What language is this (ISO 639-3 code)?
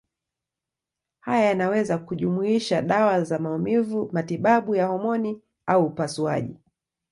swa